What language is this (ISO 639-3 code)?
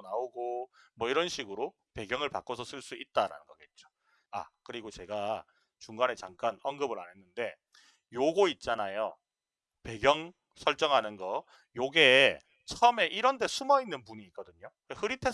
kor